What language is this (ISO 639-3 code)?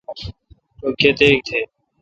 xka